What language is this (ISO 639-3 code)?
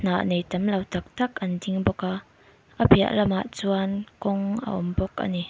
lus